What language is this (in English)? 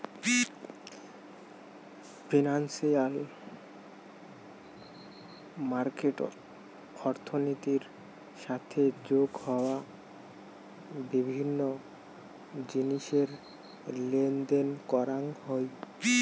Bangla